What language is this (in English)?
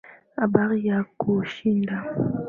Swahili